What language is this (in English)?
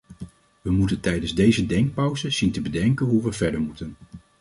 Dutch